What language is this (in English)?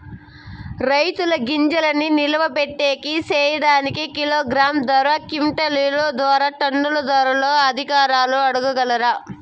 Telugu